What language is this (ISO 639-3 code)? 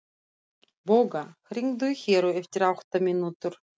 isl